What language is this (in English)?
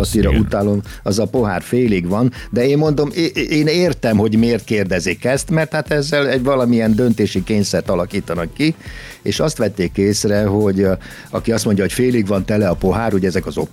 Hungarian